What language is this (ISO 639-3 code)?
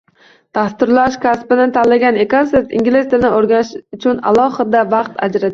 uzb